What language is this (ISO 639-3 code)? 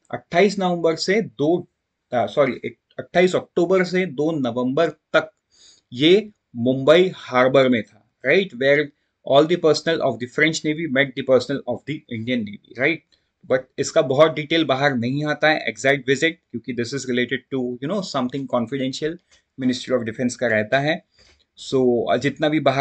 hin